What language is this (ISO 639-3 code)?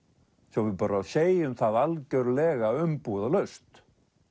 isl